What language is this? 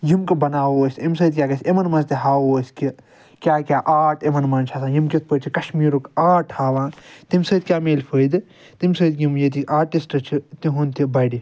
Kashmiri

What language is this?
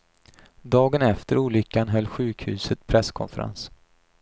Swedish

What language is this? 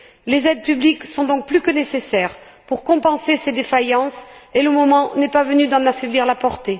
French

